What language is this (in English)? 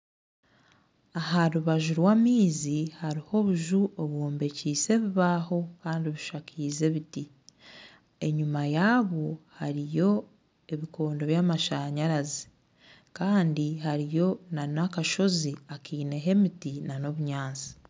Nyankole